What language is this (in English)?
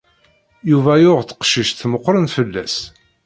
Kabyle